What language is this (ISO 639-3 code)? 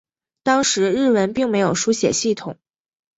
zho